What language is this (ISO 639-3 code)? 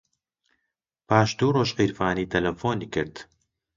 ckb